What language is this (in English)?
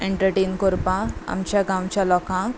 Konkani